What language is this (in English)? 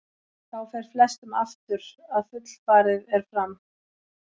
Icelandic